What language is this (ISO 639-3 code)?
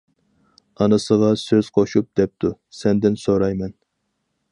uig